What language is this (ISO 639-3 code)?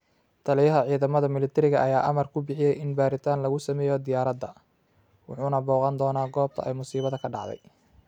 som